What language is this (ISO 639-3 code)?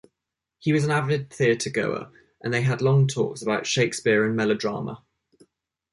eng